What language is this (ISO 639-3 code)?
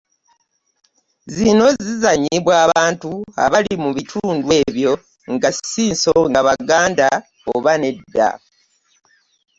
lug